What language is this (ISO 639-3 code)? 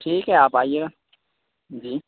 urd